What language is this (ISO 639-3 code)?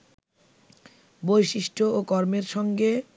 ben